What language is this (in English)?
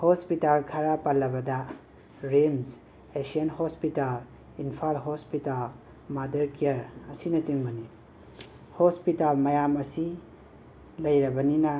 Manipuri